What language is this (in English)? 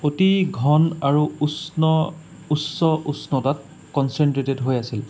Assamese